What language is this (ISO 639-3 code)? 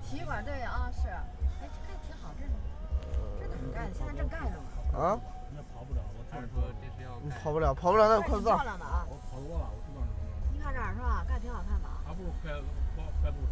zho